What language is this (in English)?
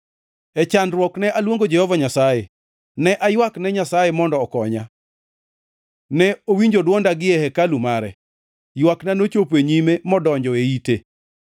Luo (Kenya and Tanzania)